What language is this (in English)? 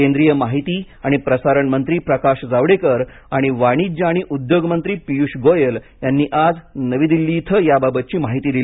Marathi